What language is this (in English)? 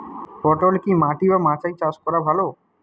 Bangla